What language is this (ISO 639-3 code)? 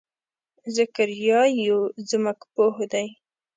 pus